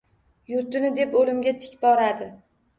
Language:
Uzbek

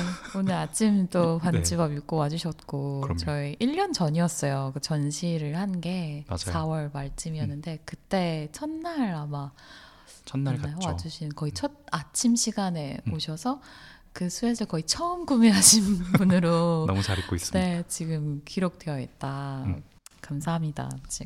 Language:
Korean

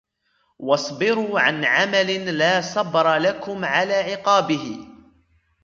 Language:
Arabic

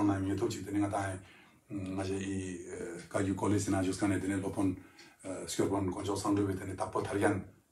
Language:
Korean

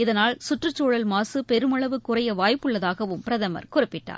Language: Tamil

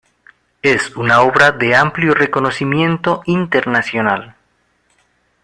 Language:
Spanish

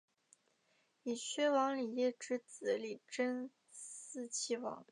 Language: Chinese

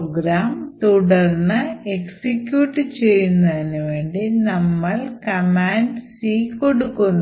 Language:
Malayalam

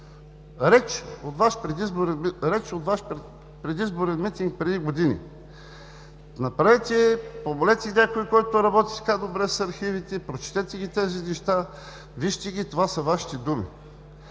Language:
Bulgarian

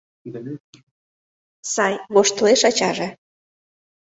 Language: Mari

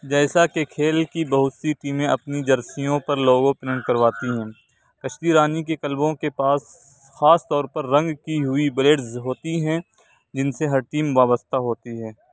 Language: Urdu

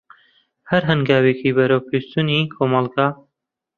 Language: Central Kurdish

